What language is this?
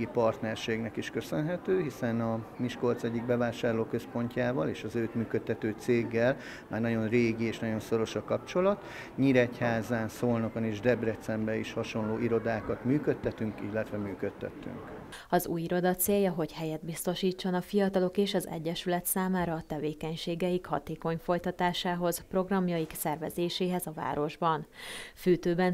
Hungarian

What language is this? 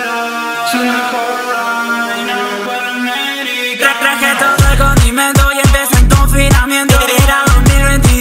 Romanian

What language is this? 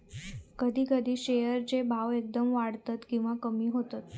Marathi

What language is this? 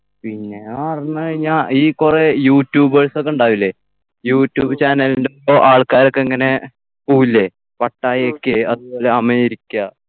Malayalam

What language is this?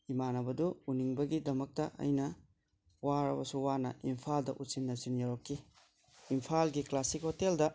Manipuri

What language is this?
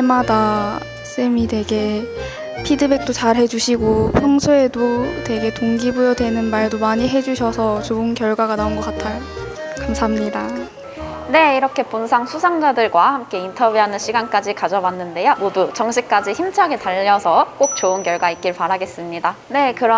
Korean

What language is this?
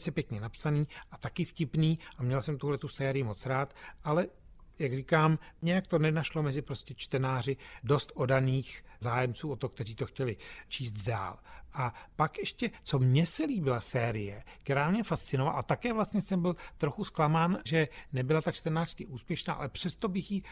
Czech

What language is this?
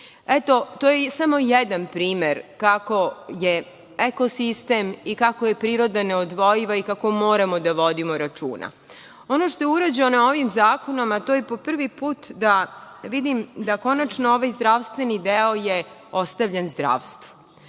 Serbian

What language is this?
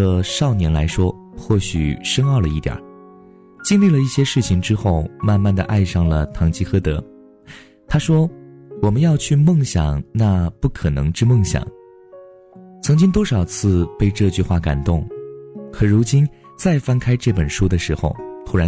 Chinese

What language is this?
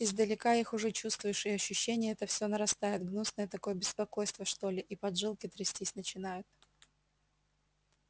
Russian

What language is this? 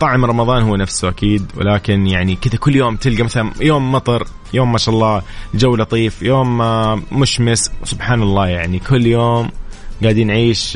Arabic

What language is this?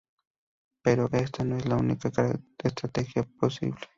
Spanish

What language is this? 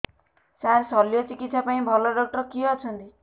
Odia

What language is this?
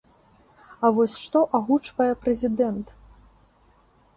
Belarusian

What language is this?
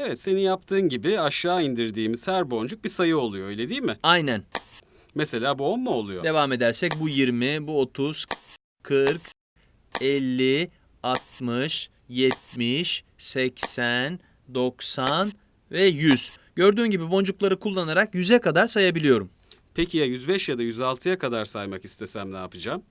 Turkish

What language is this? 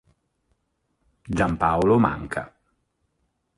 Italian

